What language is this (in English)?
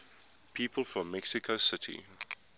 English